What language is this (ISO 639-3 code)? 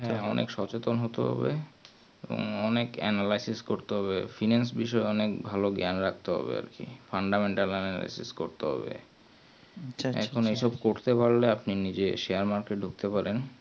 ben